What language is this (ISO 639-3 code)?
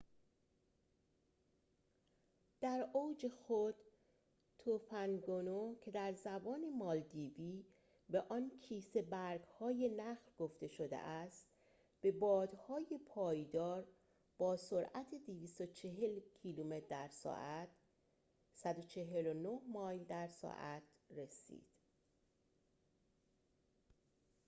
fas